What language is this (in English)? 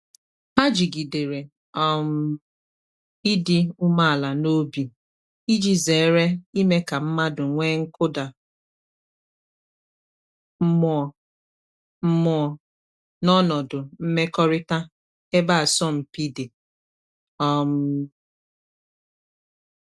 Igbo